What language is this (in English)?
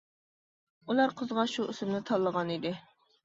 Uyghur